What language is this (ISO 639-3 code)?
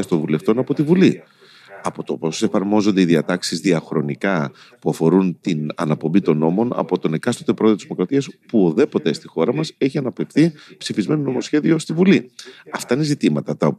ell